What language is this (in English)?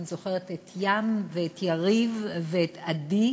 Hebrew